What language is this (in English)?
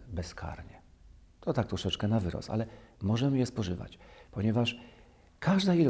Polish